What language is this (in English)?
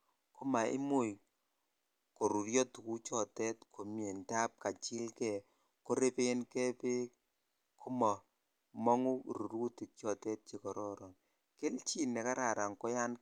Kalenjin